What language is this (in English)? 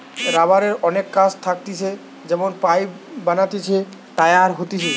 Bangla